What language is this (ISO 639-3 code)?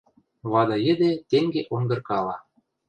mrj